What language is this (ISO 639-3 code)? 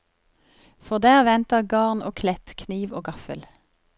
nor